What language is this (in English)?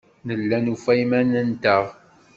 Kabyle